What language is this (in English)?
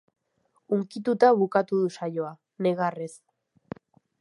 Basque